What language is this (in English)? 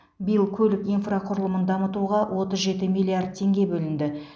Kazakh